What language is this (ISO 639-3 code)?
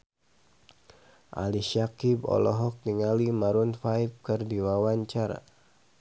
sun